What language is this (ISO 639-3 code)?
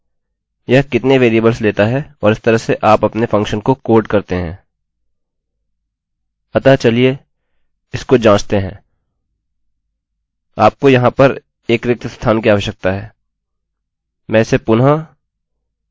hin